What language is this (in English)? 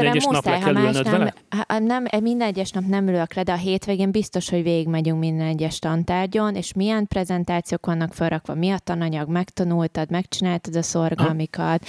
Hungarian